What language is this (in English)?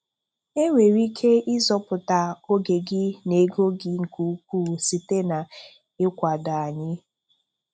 Igbo